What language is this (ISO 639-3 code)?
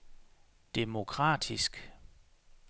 dan